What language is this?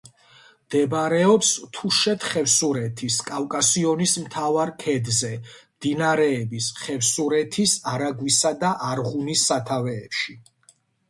Georgian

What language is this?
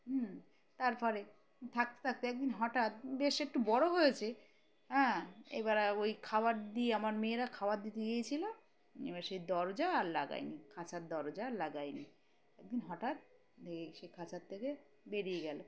Bangla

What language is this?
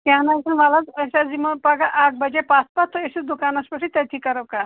Kashmiri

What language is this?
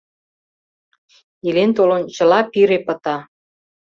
Mari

